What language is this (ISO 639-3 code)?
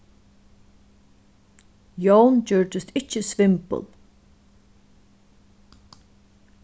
fao